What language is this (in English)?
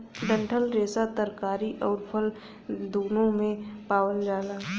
Bhojpuri